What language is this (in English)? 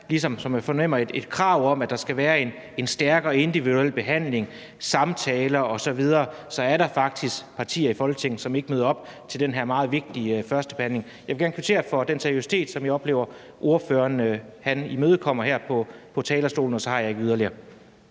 Danish